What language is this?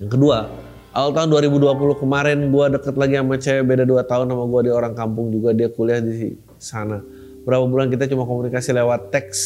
Indonesian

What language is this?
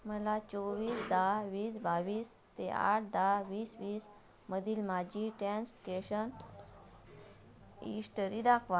Marathi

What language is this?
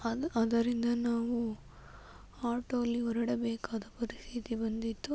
Kannada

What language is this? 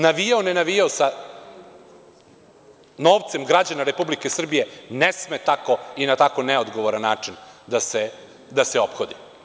Serbian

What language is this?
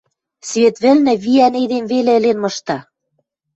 Western Mari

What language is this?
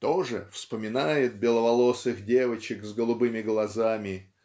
Russian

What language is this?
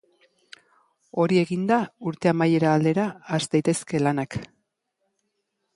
Basque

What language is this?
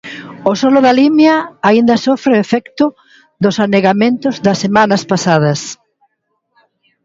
Galician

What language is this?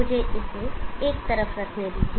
Hindi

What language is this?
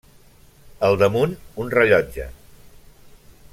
Catalan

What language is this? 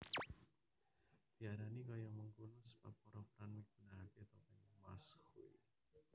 Javanese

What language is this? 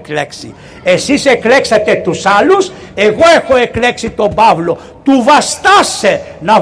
Greek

